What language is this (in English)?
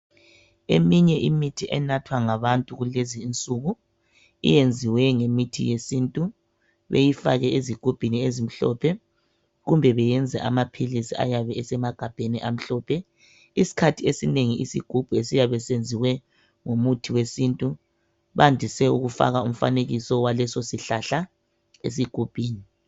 North Ndebele